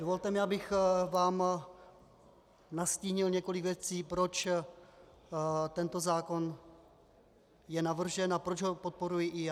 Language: Czech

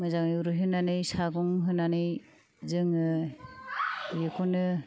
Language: Bodo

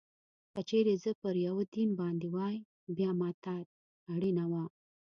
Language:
Pashto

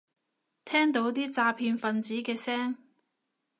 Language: Cantonese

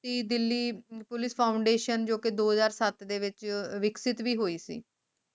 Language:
Punjabi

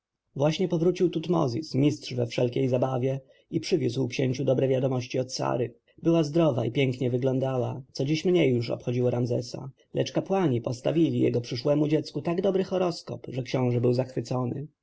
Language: Polish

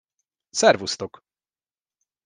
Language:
Hungarian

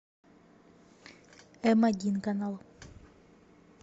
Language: Russian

